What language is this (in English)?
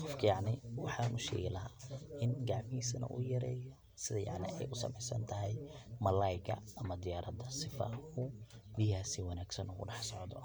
Somali